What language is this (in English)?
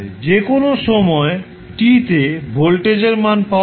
Bangla